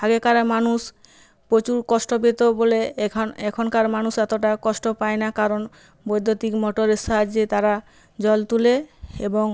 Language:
Bangla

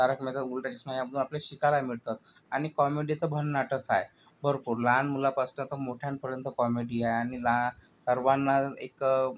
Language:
Marathi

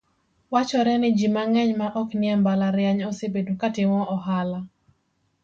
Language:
Luo (Kenya and Tanzania)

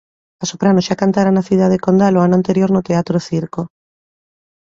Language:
Galician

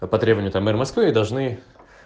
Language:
Russian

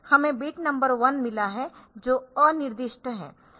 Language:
Hindi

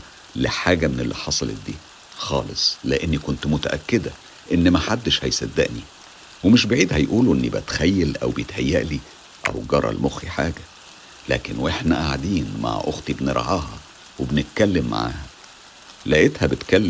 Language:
Arabic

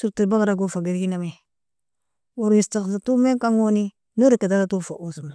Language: Nobiin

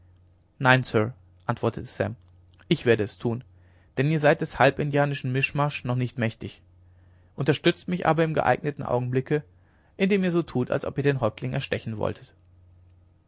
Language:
German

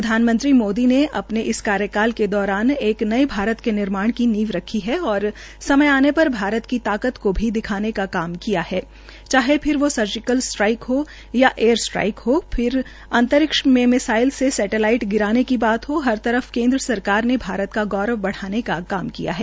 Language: Hindi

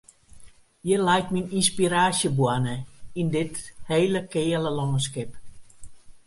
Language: Western Frisian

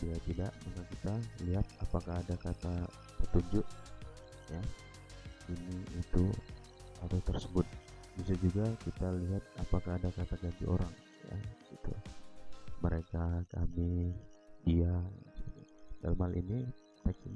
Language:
Indonesian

